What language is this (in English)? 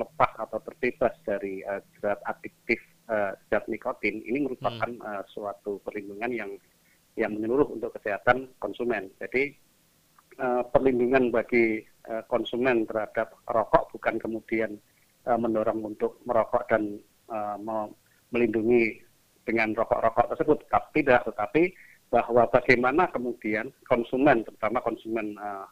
Indonesian